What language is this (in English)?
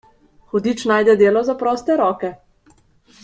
Slovenian